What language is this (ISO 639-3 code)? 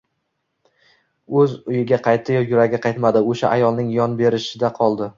uzb